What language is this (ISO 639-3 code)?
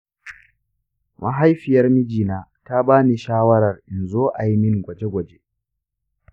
hau